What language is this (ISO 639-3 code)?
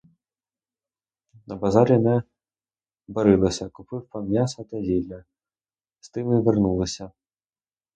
ukr